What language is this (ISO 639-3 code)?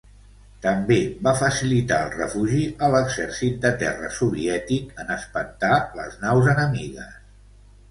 cat